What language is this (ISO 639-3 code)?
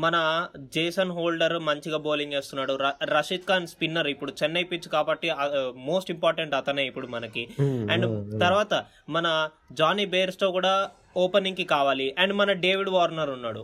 tel